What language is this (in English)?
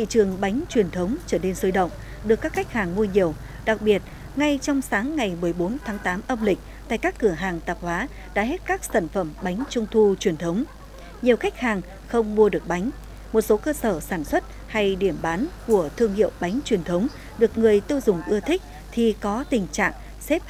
Vietnamese